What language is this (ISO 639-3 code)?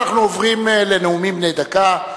heb